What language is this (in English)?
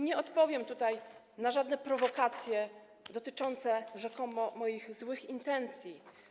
Polish